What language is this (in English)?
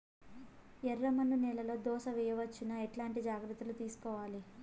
Telugu